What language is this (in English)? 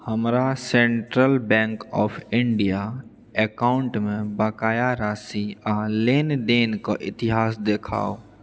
Maithili